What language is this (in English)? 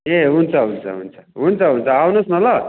Nepali